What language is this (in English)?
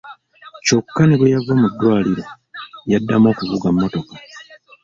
Ganda